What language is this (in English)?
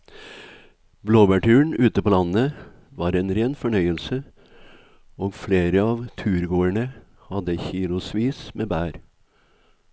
Norwegian